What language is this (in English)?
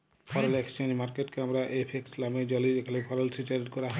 Bangla